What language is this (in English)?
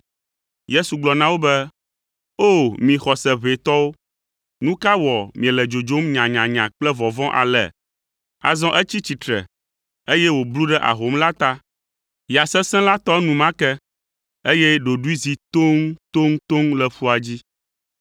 Ewe